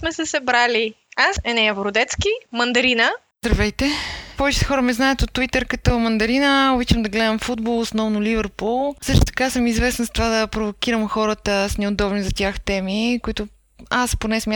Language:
Bulgarian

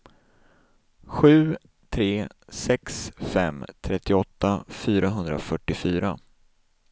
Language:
Swedish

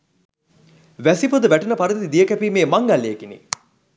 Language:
Sinhala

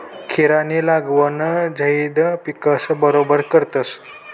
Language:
Marathi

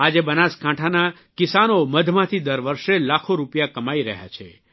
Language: Gujarati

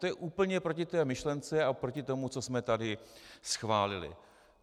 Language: Czech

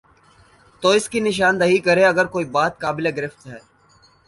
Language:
Urdu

